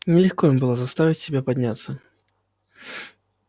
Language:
Russian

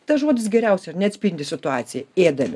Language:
Lithuanian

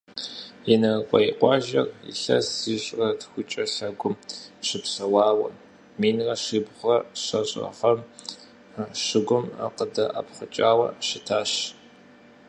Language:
Kabardian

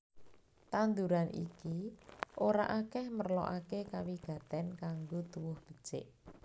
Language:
Javanese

